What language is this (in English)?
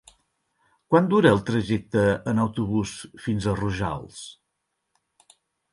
Catalan